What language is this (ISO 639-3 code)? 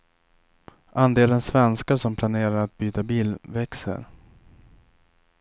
swe